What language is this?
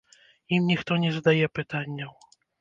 Belarusian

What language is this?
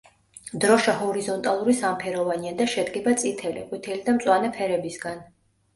Georgian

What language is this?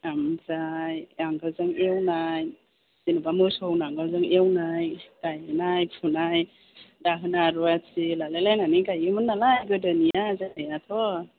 Bodo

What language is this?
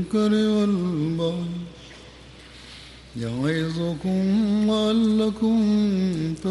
Swahili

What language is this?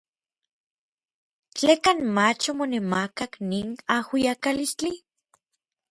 Orizaba Nahuatl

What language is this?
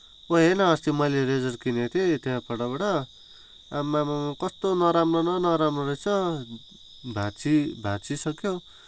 Nepali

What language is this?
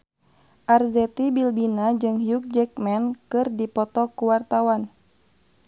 Sundanese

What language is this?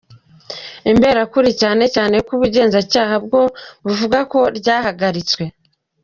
Kinyarwanda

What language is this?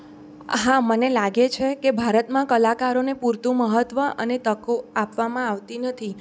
Gujarati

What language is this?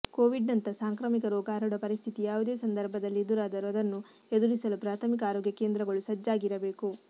Kannada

